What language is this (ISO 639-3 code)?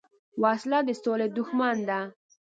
pus